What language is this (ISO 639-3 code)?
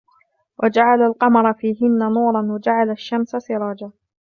ara